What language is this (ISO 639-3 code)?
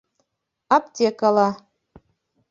bak